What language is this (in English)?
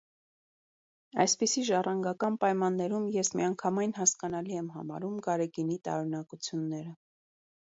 Armenian